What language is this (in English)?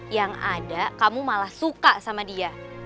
Indonesian